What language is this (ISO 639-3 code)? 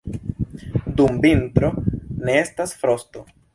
epo